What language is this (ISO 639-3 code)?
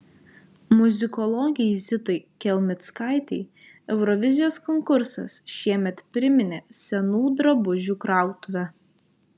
lit